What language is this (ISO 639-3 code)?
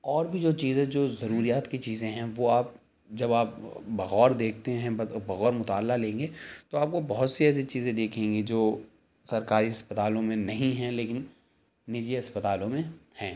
urd